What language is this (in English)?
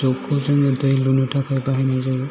Bodo